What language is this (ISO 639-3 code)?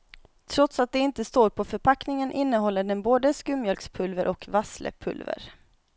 swe